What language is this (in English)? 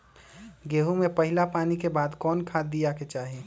Magahi